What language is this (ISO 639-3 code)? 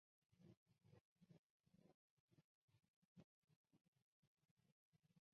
zho